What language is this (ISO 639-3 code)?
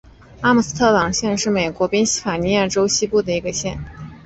zho